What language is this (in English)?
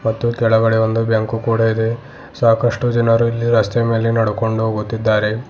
Kannada